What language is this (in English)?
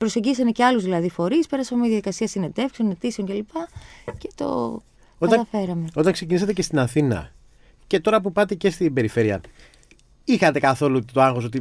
Greek